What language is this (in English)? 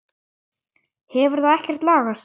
Icelandic